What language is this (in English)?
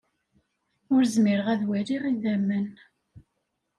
Kabyle